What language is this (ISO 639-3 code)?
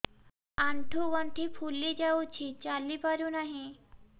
ori